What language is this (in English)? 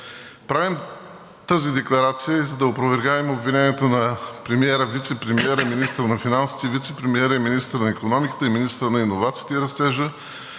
Bulgarian